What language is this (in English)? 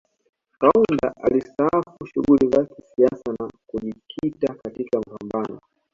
Swahili